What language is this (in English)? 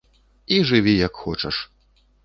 Belarusian